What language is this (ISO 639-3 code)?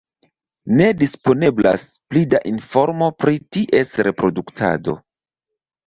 epo